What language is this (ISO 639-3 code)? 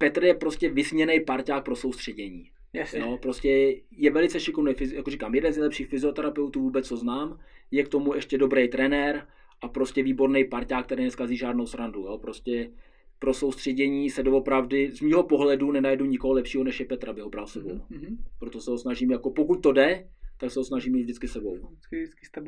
ces